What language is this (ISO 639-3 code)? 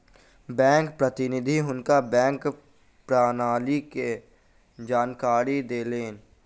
mai